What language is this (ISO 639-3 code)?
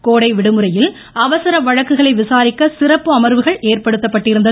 tam